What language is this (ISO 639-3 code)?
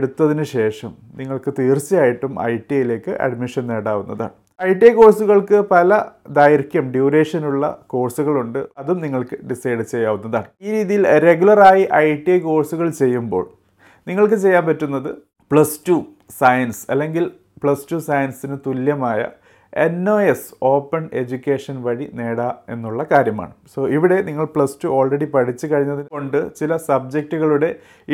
mal